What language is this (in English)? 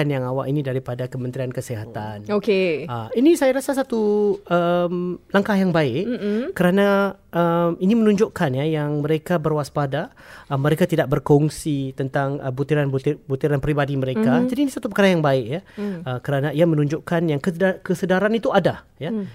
Malay